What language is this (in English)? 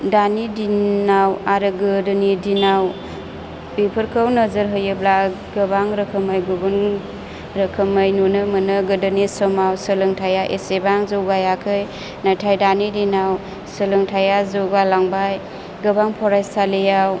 Bodo